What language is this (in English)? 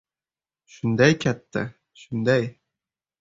Uzbek